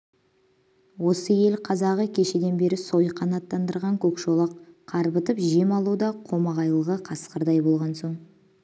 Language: Kazakh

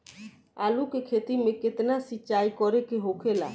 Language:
Bhojpuri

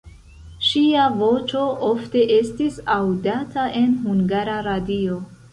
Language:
Esperanto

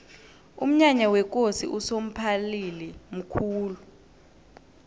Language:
South Ndebele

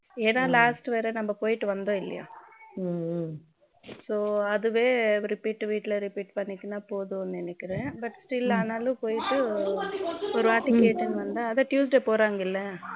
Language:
Tamil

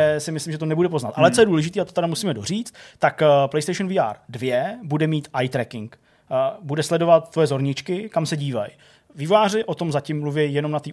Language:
Czech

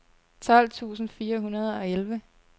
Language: Danish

